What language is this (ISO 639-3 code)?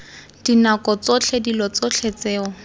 tsn